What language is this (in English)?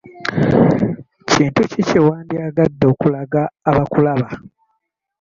Ganda